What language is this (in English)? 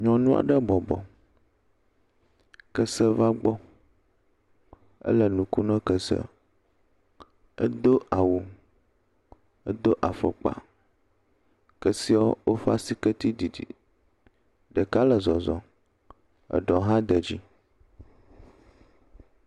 Ewe